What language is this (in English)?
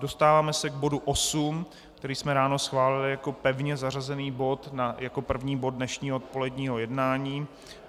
Czech